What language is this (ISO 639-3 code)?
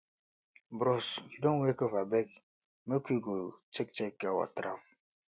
pcm